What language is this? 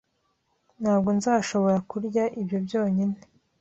Kinyarwanda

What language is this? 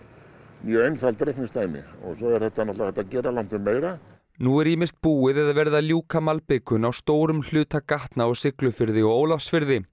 Icelandic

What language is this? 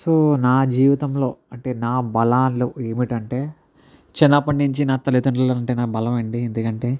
Telugu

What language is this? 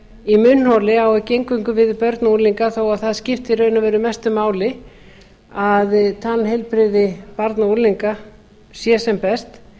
Icelandic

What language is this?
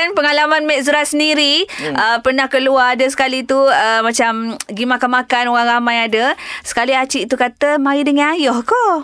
Malay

